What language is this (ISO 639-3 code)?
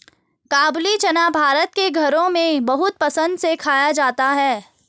hin